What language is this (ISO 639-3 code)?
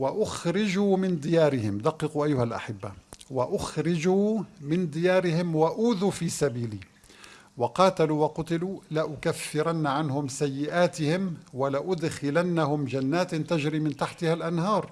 ara